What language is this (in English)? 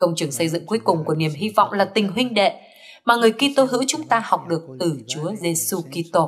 Vietnamese